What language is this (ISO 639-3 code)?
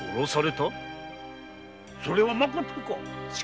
jpn